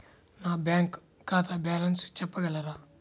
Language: Telugu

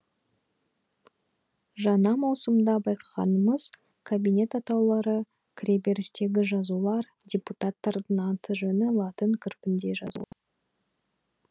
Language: Kazakh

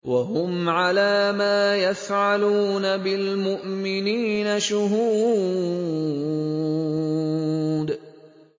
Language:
Arabic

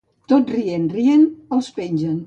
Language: Catalan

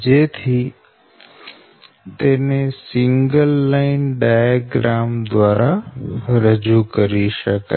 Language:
Gujarati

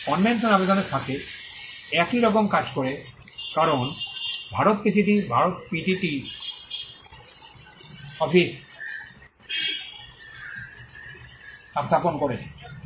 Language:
Bangla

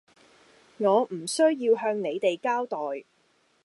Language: Cantonese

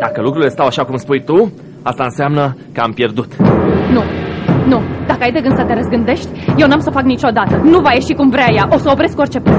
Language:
Romanian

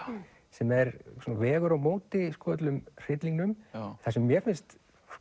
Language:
Icelandic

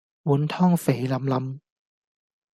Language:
Cantonese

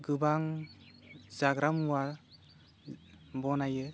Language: Bodo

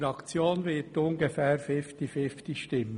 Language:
Swiss German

